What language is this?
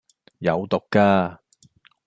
Cantonese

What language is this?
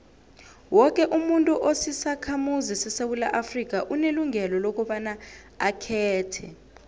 South Ndebele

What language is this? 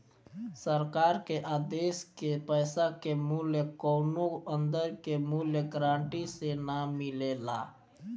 Bhojpuri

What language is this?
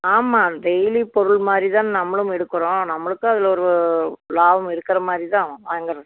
Tamil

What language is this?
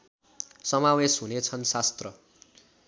Nepali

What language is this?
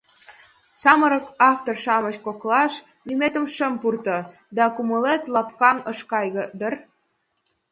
Mari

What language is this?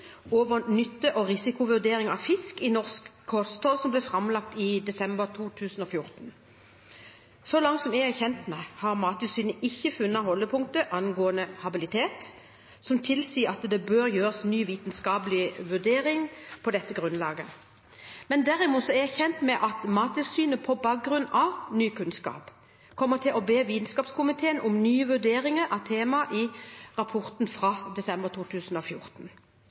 Norwegian Bokmål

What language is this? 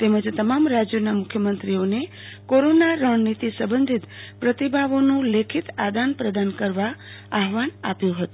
Gujarati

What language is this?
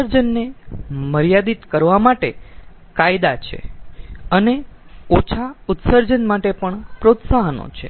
Gujarati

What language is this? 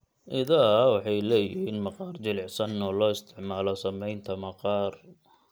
Somali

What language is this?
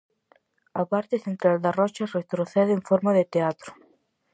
Galician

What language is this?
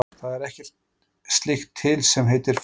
Icelandic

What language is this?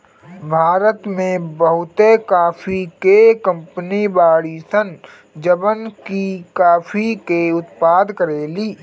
Bhojpuri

